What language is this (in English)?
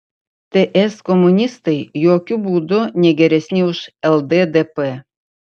Lithuanian